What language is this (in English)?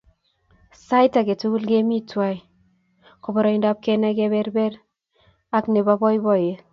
Kalenjin